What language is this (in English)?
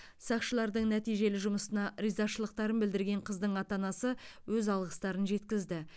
Kazakh